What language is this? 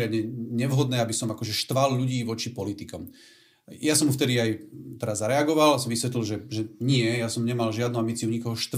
Slovak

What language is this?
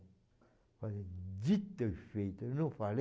Portuguese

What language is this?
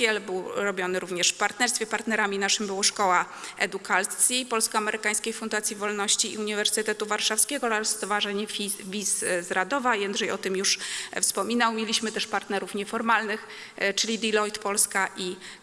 Polish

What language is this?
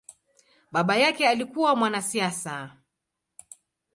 Swahili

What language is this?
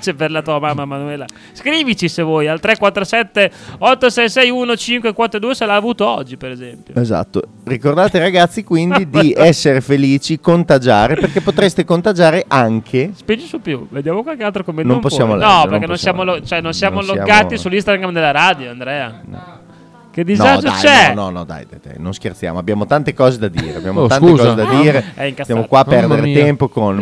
Italian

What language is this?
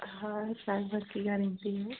Hindi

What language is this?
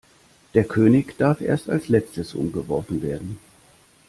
German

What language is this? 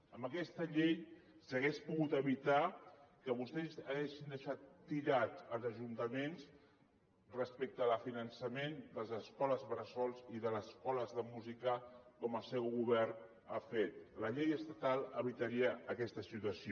Catalan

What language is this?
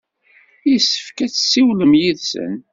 Kabyle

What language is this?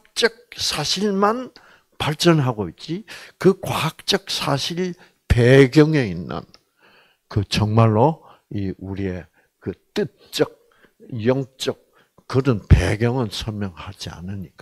Korean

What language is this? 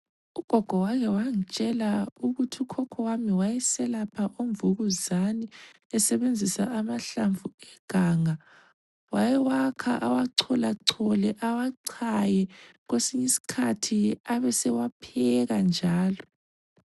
North Ndebele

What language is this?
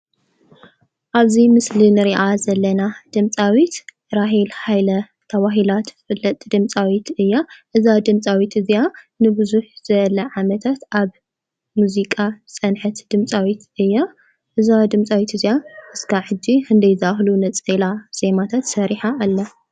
Tigrinya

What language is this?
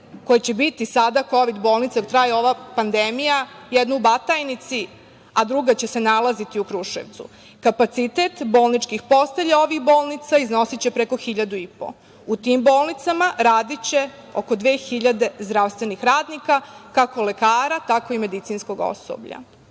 Serbian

